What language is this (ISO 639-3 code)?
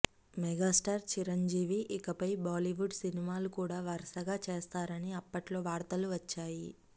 tel